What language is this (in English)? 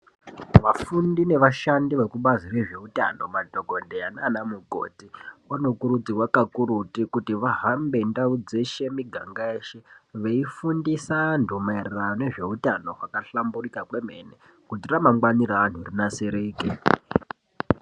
Ndau